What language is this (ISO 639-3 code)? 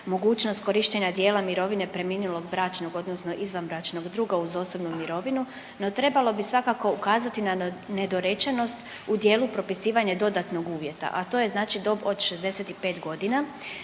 hrv